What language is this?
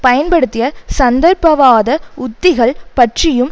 Tamil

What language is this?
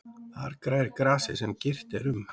Icelandic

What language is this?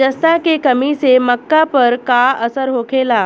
Bhojpuri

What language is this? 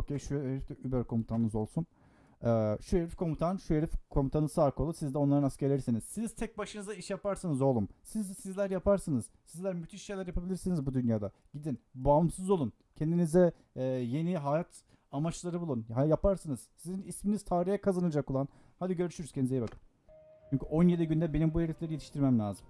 Turkish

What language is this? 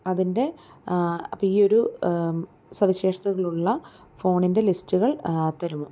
Malayalam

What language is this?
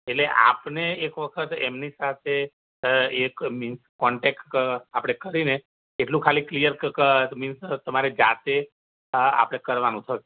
Gujarati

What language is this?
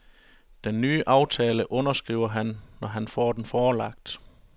Danish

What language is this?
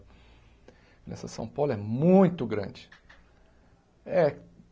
Portuguese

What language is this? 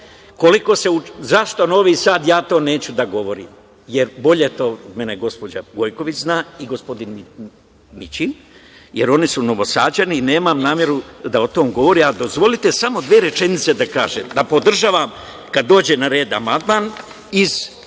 Serbian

